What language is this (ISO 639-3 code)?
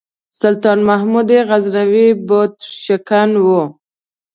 pus